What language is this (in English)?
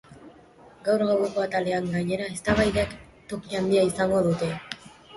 Basque